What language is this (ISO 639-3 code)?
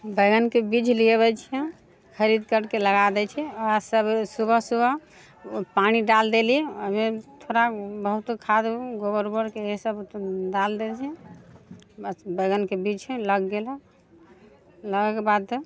mai